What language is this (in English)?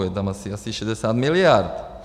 Czech